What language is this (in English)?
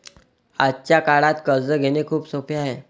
Marathi